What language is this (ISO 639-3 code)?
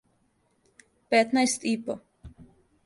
srp